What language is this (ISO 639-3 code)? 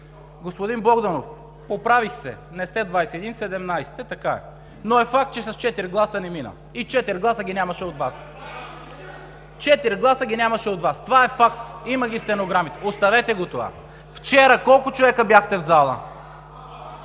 bul